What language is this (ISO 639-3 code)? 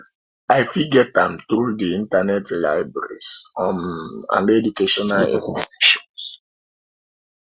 pcm